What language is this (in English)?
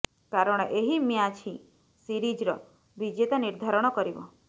Odia